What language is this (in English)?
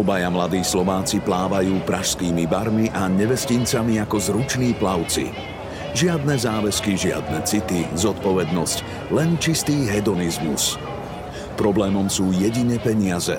Slovak